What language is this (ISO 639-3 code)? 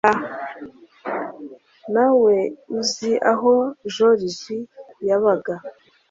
kin